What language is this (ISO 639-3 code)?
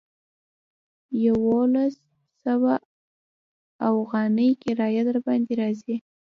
pus